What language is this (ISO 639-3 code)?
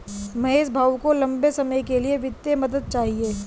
hin